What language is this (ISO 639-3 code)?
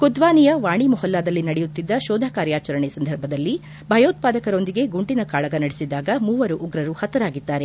kan